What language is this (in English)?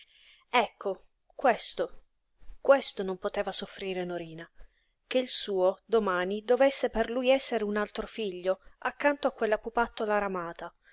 Italian